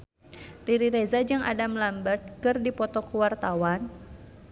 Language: Sundanese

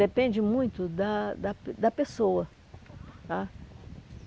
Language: Portuguese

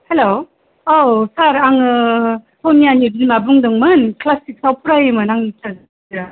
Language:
Bodo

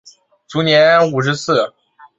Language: Chinese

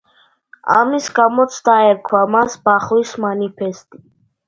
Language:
Georgian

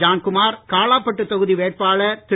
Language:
Tamil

